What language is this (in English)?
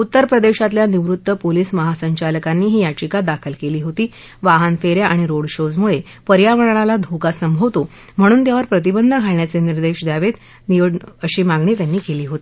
Marathi